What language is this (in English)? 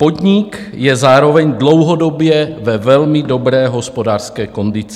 Czech